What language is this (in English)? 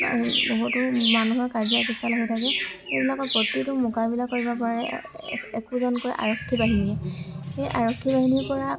Assamese